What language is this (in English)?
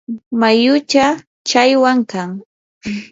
Yanahuanca Pasco Quechua